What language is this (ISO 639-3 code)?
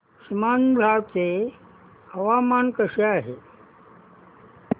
mar